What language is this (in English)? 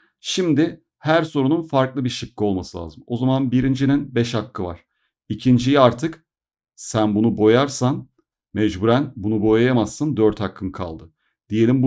Turkish